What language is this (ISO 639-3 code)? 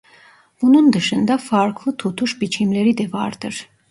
tur